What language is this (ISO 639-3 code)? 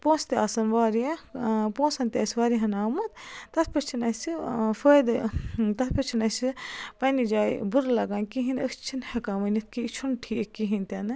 kas